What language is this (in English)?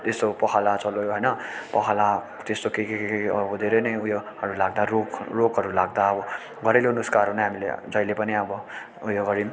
Nepali